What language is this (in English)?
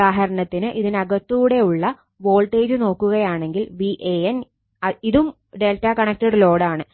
Malayalam